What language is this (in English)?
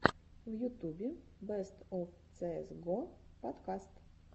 Russian